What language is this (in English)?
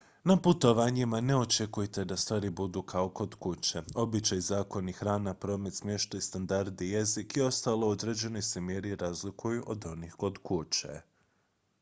Croatian